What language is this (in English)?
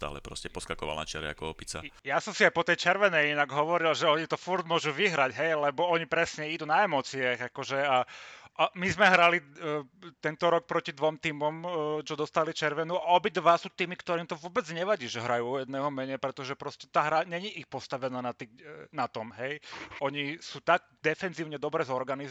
Slovak